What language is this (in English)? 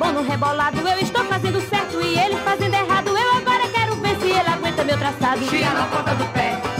Portuguese